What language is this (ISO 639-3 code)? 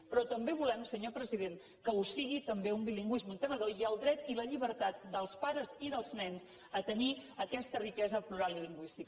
cat